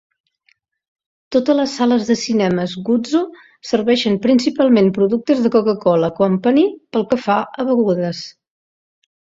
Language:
Catalan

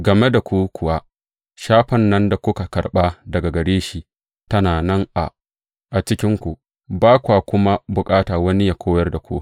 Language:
Hausa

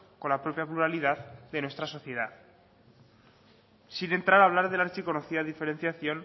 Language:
Spanish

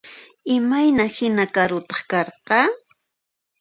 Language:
Puno Quechua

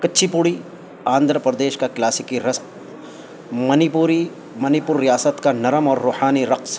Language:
Urdu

